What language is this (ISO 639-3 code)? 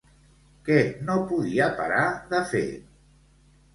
cat